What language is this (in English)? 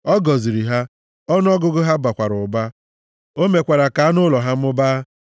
Igbo